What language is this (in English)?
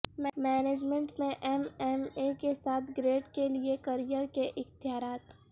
Urdu